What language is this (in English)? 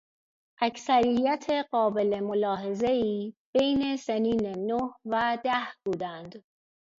Persian